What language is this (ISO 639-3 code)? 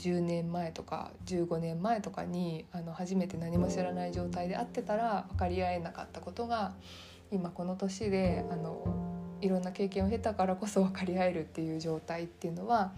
jpn